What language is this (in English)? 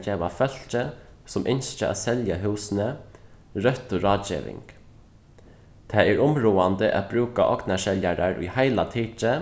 Faroese